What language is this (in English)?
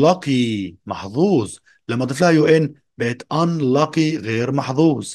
Arabic